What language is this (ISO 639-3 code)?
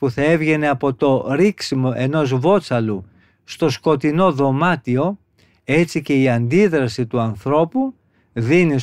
ell